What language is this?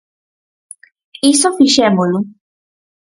Galician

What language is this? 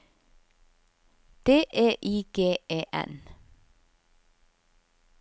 Norwegian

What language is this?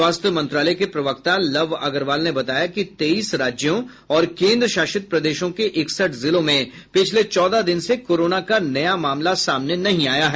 Hindi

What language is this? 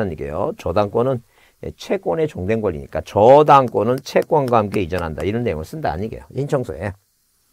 Korean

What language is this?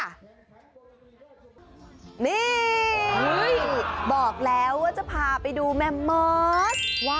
Thai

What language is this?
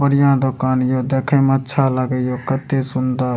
Maithili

